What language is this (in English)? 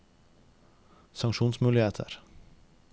Norwegian